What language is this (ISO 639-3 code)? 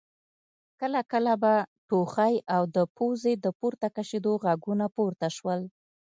pus